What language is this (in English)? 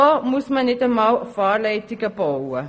Swiss German